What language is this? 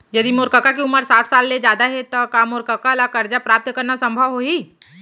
Chhattisgarhi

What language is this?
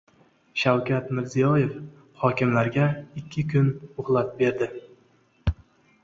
Uzbek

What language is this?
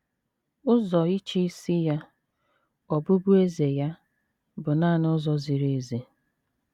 Igbo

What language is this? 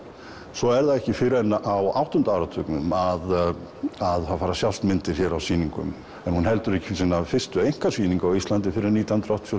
Icelandic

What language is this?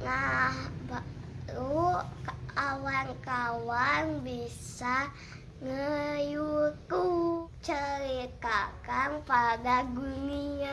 Indonesian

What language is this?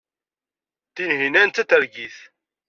Kabyle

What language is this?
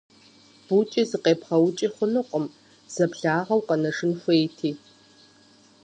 Kabardian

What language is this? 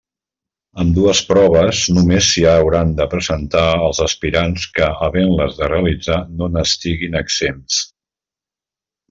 Catalan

